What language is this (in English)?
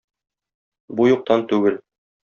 Tatar